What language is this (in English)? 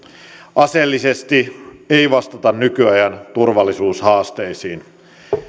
Finnish